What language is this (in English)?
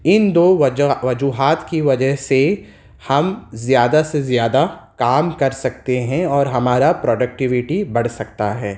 Urdu